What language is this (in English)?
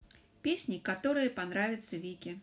Russian